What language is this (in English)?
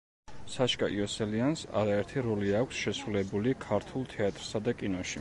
Georgian